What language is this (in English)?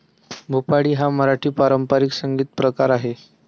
Marathi